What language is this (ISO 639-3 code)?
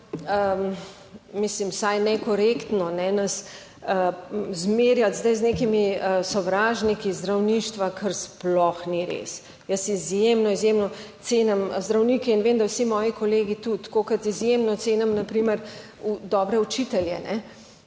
slv